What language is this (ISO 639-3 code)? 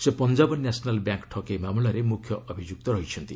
ori